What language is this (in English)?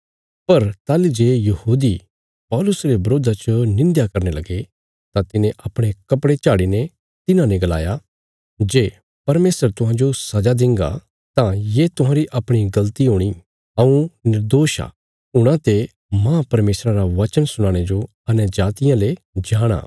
Bilaspuri